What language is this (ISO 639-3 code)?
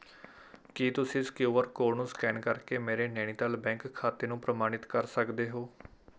pan